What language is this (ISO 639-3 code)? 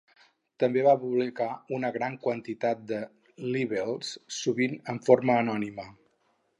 cat